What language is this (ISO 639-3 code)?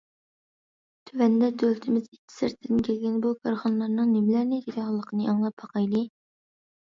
uig